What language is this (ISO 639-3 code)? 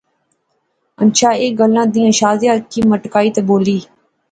phr